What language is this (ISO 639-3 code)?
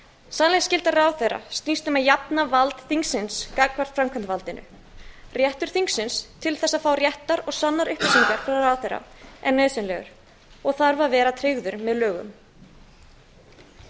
isl